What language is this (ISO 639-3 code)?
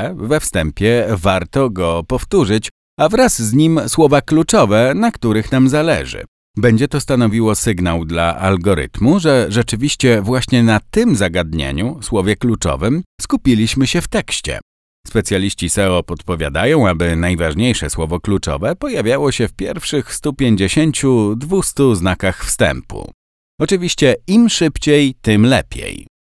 pol